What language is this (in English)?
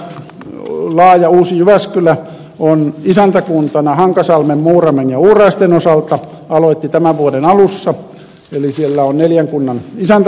Finnish